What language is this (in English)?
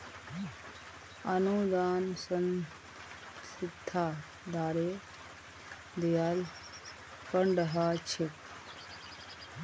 Magahi